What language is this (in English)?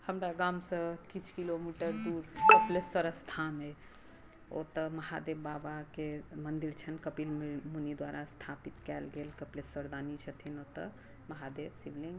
Maithili